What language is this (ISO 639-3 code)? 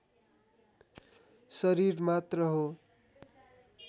nep